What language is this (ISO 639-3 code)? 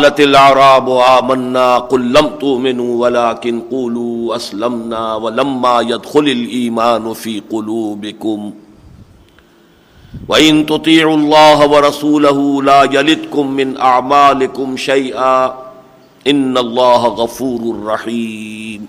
urd